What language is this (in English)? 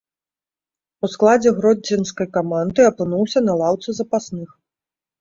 Belarusian